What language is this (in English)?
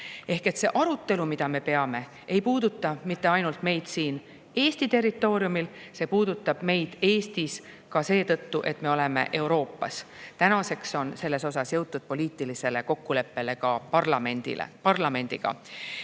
Estonian